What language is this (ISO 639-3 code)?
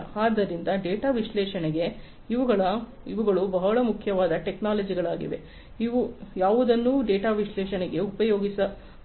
kan